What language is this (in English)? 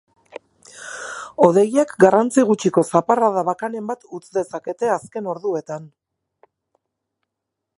Basque